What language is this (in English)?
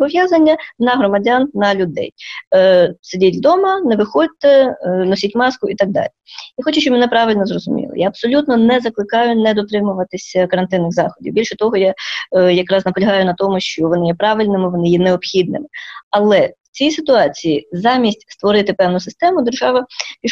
Ukrainian